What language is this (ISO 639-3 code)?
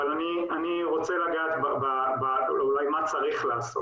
heb